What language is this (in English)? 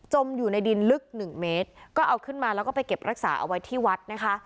Thai